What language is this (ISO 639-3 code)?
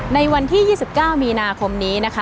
tha